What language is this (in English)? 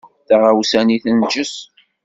Kabyle